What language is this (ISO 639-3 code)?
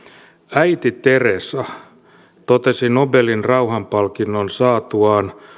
fin